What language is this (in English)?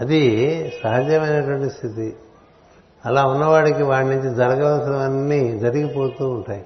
Telugu